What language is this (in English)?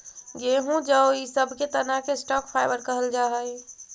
Magahi